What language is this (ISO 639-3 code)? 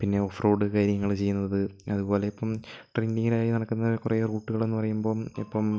mal